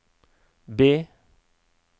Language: Norwegian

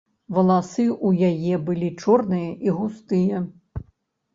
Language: Belarusian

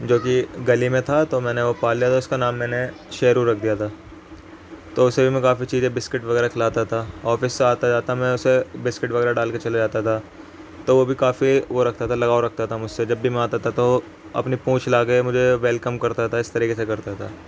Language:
Urdu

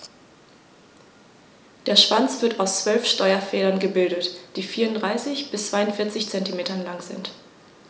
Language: German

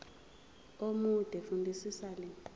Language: Zulu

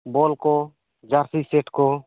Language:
Santali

